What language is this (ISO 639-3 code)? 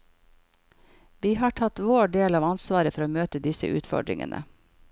nor